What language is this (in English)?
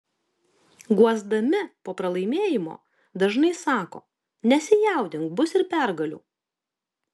Lithuanian